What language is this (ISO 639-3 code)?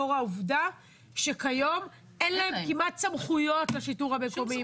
heb